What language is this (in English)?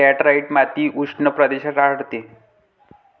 Marathi